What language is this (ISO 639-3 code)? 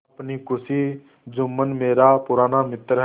hin